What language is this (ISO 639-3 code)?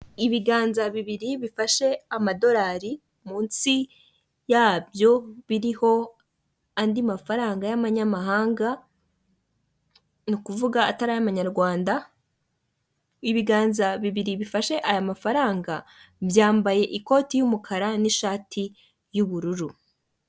kin